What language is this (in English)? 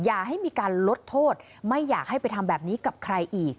Thai